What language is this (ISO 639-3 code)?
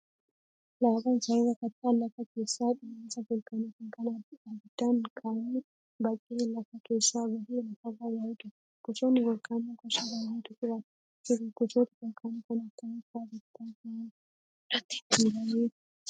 orm